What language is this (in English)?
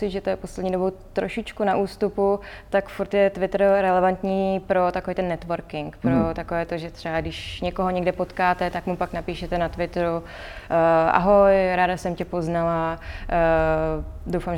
Czech